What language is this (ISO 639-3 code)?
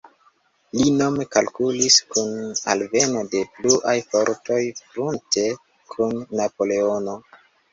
epo